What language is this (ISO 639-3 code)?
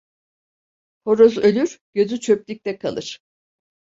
tur